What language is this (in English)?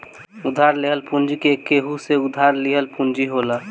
Bhojpuri